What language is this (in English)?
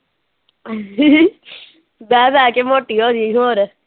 Punjabi